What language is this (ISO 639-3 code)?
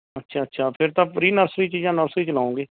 pan